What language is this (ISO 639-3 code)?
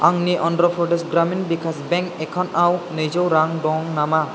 brx